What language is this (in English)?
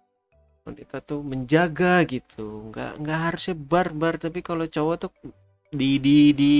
Indonesian